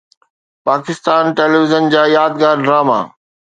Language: Sindhi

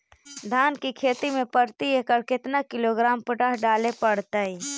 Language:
Magahi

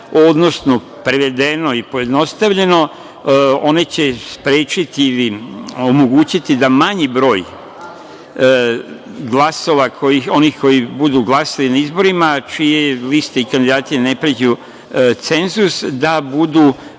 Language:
Serbian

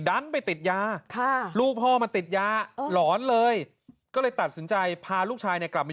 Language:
Thai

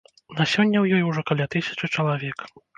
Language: Belarusian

